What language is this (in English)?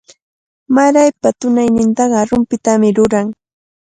Cajatambo North Lima Quechua